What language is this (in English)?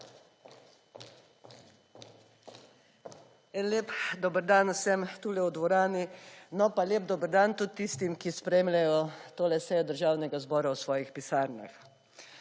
Slovenian